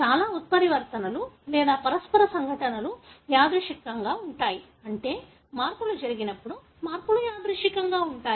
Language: Telugu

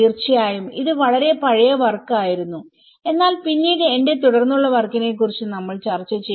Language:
Malayalam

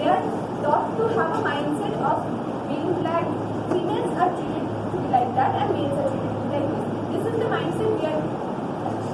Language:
English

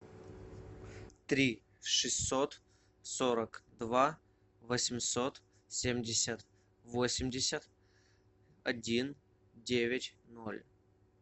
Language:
Russian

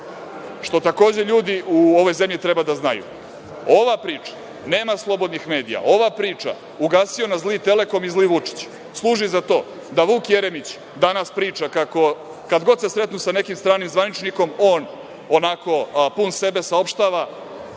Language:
Serbian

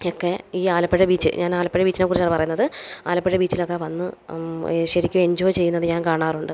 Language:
Malayalam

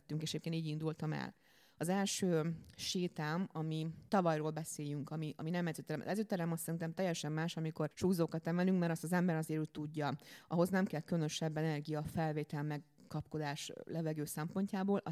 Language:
Hungarian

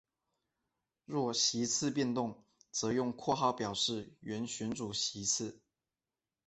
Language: Chinese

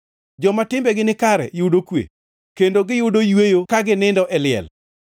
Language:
Luo (Kenya and Tanzania)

